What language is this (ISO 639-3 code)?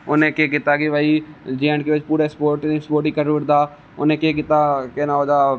doi